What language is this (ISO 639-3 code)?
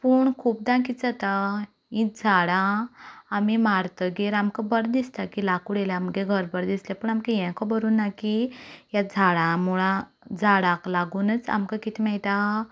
kok